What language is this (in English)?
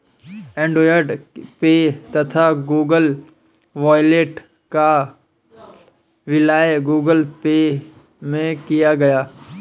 Hindi